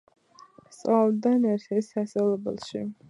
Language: Georgian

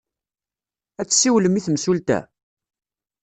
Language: Kabyle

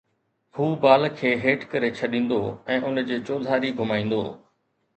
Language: Sindhi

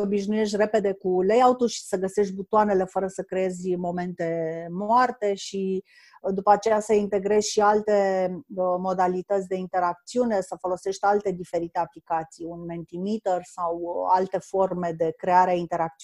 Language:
Romanian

